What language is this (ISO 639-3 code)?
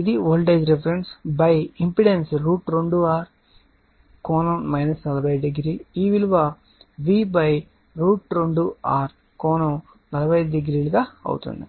tel